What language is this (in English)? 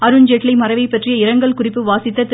Tamil